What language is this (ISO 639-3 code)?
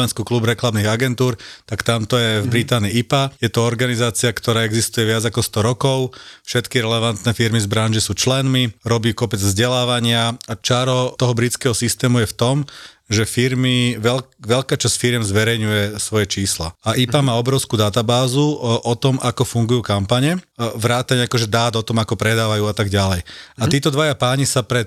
slk